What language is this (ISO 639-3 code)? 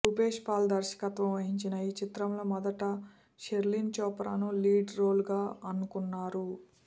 tel